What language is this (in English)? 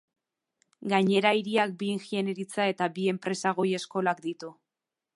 Basque